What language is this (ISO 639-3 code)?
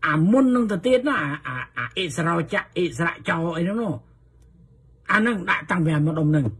tha